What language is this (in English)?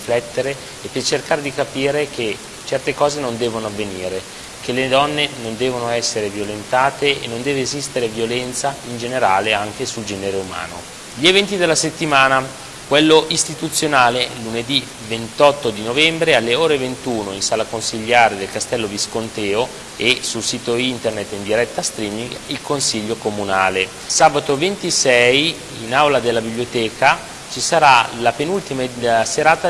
Italian